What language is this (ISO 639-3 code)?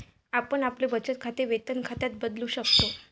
mar